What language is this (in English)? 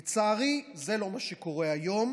Hebrew